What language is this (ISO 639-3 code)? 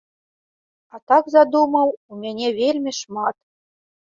bel